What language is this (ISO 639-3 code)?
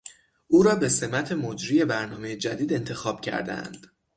fas